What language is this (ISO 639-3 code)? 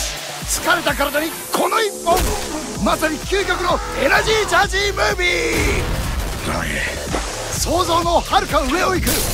jpn